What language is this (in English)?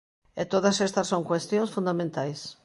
Galician